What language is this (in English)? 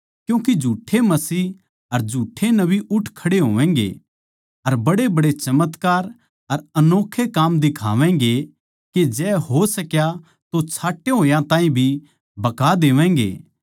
Haryanvi